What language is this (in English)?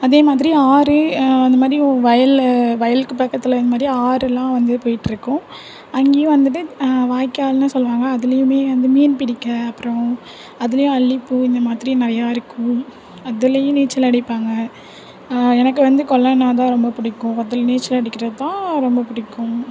Tamil